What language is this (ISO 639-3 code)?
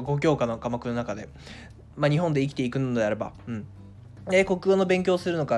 jpn